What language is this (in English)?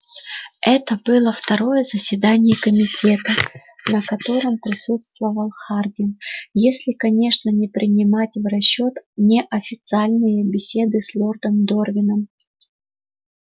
Russian